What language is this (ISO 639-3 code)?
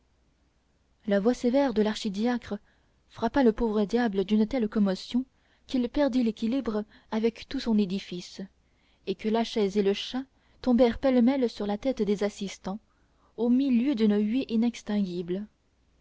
fra